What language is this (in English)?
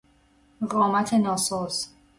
Persian